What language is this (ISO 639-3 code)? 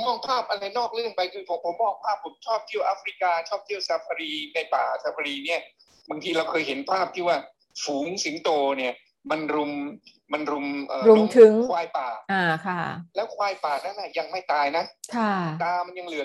tha